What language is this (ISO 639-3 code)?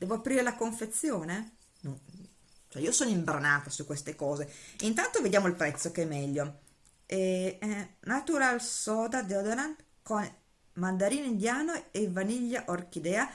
ita